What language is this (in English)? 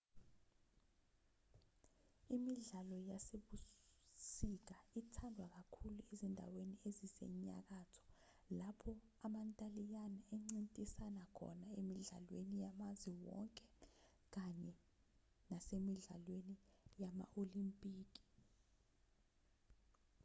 Zulu